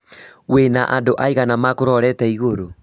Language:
Kikuyu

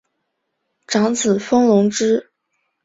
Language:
Chinese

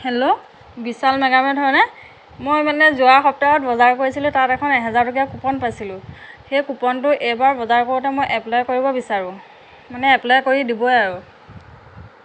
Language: Assamese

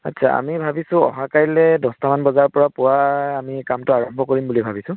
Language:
Assamese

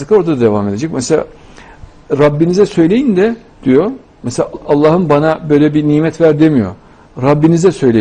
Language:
Turkish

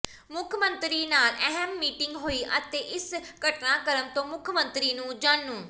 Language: Punjabi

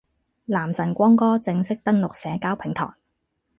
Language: Cantonese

